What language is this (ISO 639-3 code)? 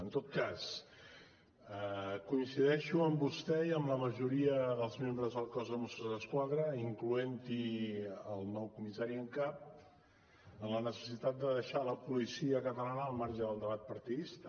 cat